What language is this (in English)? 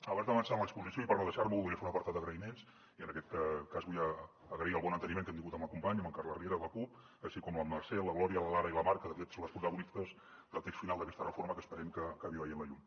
Catalan